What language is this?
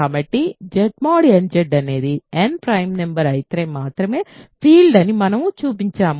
Telugu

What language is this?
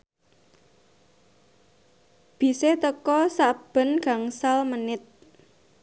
Javanese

